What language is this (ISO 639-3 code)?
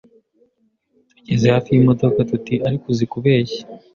kin